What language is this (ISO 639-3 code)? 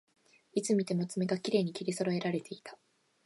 jpn